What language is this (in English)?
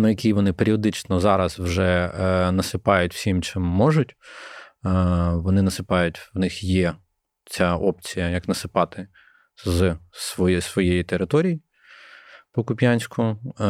Ukrainian